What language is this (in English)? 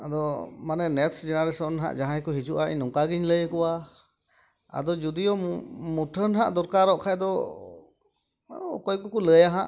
Santali